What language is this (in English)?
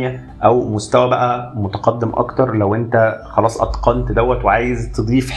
Arabic